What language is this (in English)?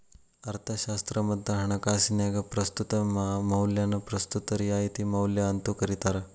Kannada